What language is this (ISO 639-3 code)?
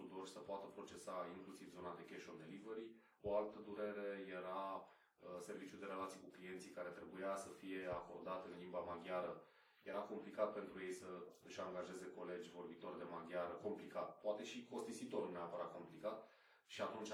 ron